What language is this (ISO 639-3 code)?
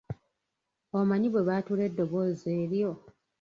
lug